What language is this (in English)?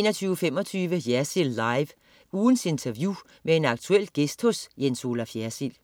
Danish